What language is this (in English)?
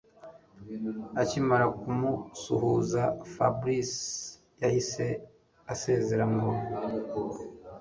Kinyarwanda